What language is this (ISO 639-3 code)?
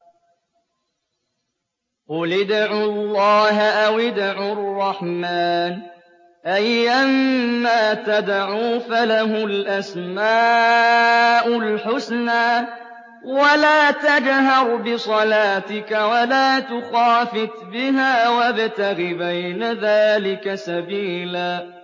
ara